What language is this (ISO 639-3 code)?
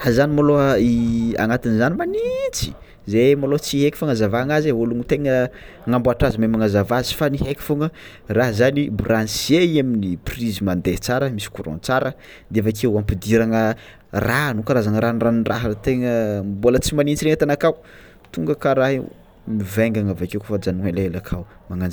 xmw